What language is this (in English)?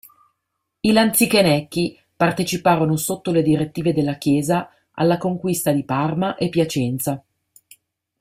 Italian